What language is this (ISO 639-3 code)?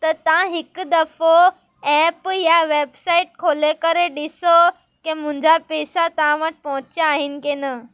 snd